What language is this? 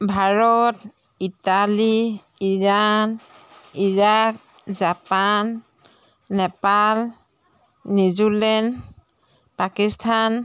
Assamese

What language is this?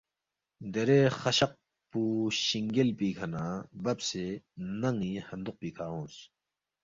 Balti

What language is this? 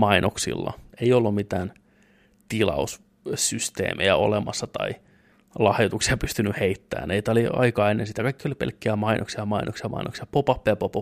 Finnish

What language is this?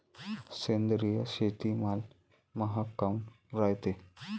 Marathi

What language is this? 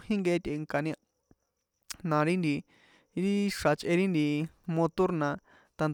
San Juan Atzingo Popoloca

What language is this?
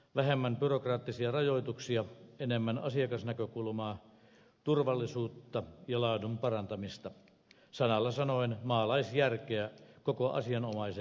Finnish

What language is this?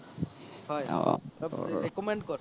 Assamese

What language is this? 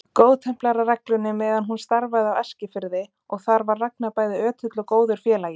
Icelandic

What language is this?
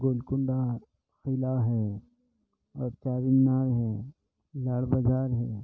Urdu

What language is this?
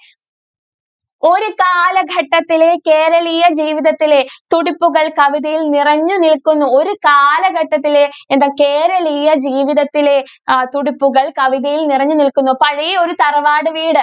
Malayalam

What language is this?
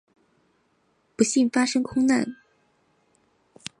Chinese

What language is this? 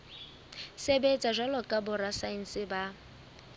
Southern Sotho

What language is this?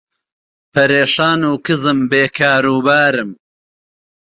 Central Kurdish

